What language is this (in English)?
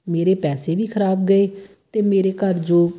Punjabi